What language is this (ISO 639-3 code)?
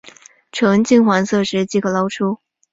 zho